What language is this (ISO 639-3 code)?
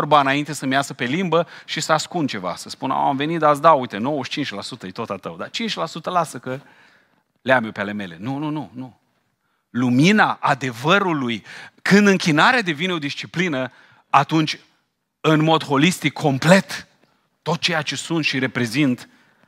ron